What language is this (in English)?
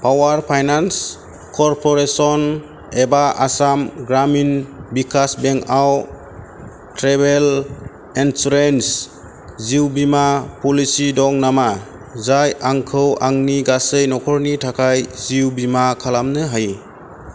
Bodo